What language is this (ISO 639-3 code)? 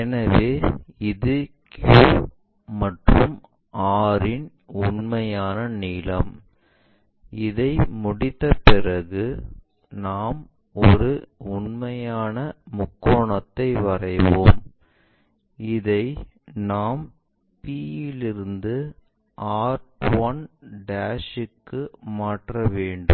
tam